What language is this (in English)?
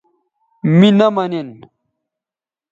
Bateri